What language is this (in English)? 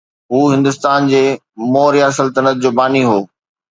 Sindhi